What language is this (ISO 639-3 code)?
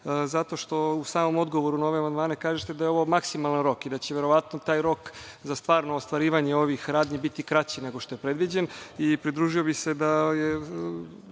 srp